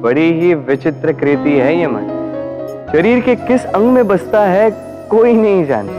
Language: Hindi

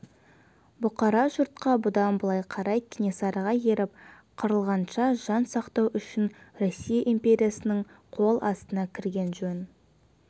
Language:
Kazakh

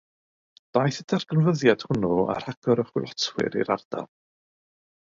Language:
Welsh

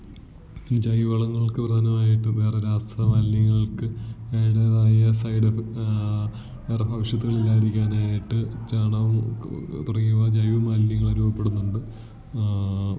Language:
Malayalam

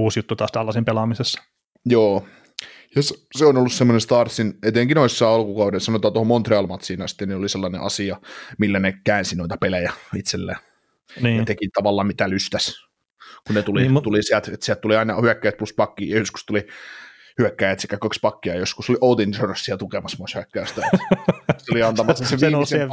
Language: Finnish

